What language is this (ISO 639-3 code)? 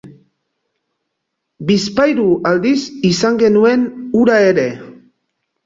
eus